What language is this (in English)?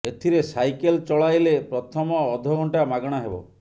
Odia